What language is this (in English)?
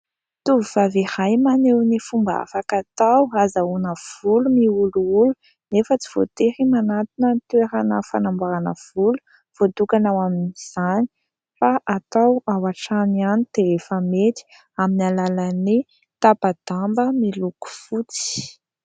Malagasy